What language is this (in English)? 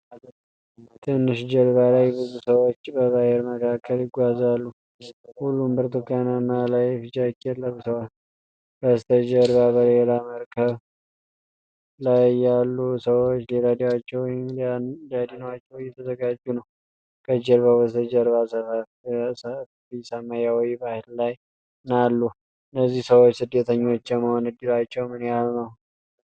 Amharic